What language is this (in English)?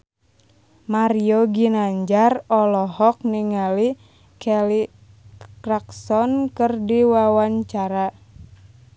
Sundanese